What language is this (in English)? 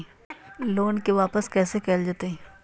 Magahi